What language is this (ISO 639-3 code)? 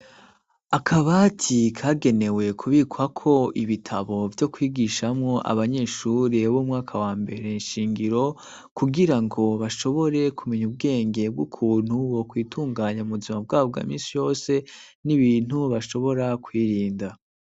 run